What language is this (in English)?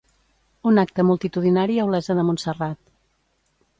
Catalan